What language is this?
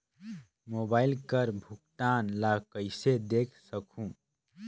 Chhattisgarhi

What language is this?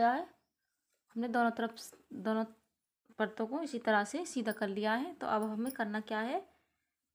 Hindi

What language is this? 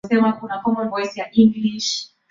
Swahili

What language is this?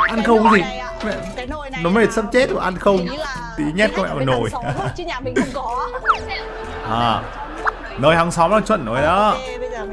Vietnamese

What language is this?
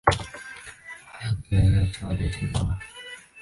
Chinese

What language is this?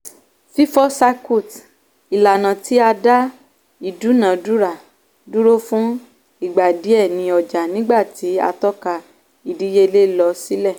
Yoruba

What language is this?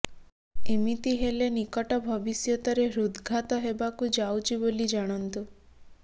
Odia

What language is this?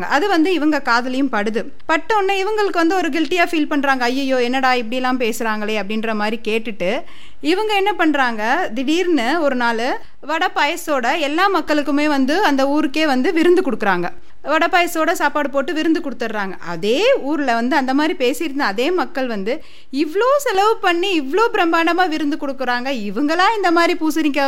Tamil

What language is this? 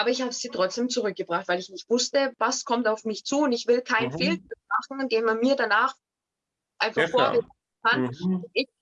German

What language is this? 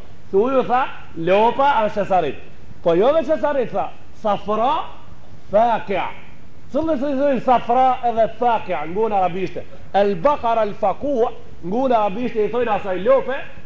Arabic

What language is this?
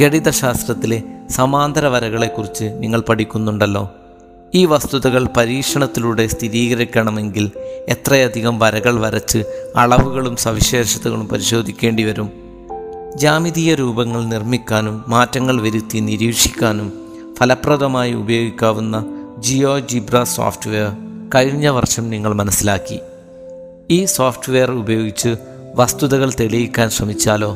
Malayalam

